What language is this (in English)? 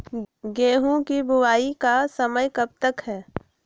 Magahi